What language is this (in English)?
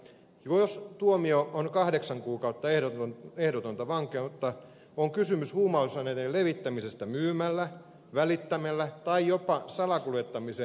Finnish